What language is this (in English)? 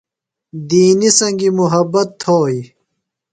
Phalura